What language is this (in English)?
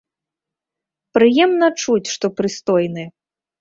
Belarusian